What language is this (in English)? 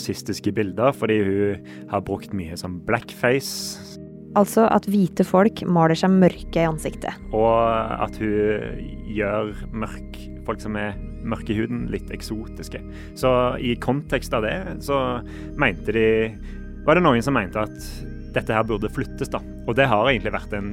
Danish